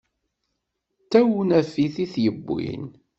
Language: Kabyle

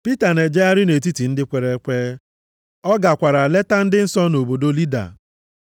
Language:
Igbo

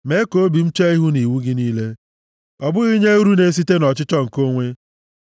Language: Igbo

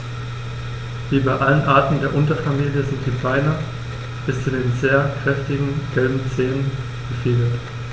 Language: German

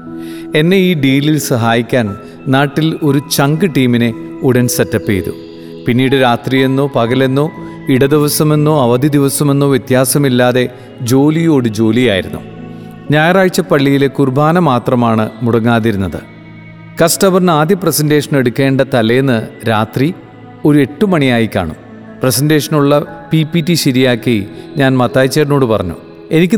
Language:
Malayalam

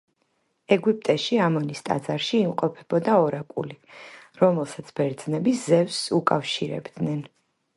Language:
Georgian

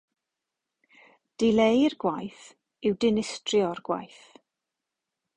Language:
Welsh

